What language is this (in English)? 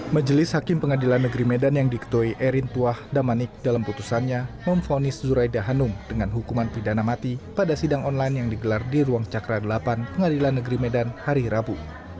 Indonesian